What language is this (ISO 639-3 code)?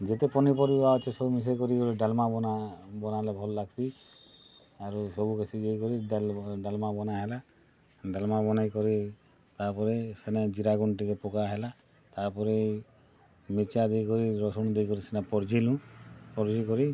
ori